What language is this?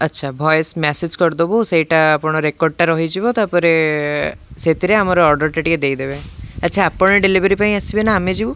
Odia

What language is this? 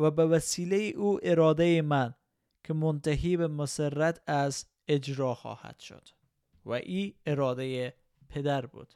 Persian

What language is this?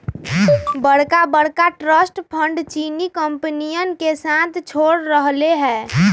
Magahi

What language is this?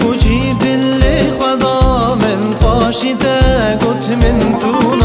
Turkish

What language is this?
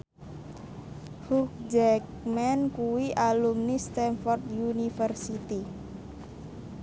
Javanese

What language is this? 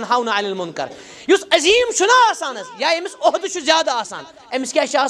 Arabic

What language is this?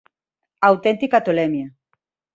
Galician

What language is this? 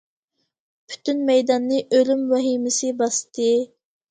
Uyghur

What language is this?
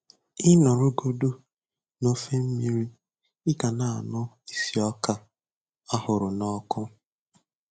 Igbo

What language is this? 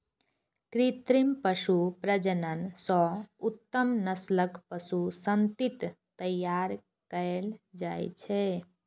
Maithili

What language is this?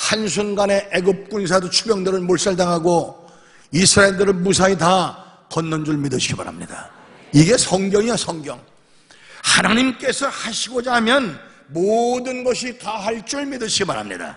Korean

